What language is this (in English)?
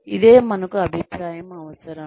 Telugu